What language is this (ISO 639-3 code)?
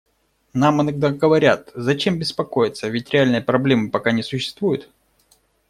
rus